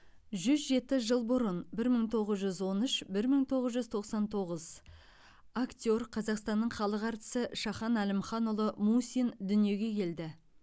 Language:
Kazakh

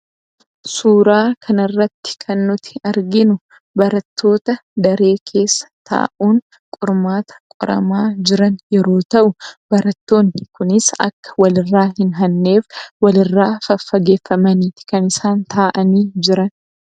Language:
Oromo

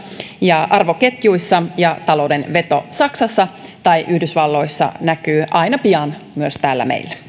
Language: Finnish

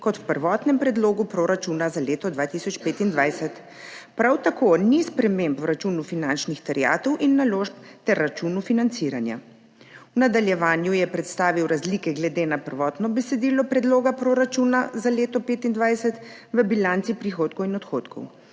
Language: Slovenian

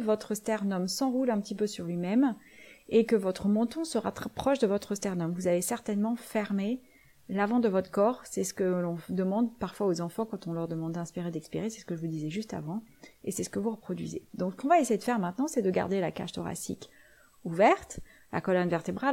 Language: French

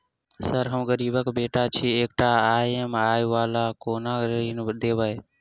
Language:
Maithili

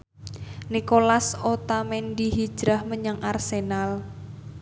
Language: Javanese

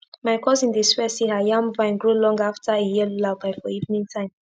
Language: Nigerian Pidgin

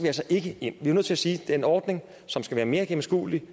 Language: Danish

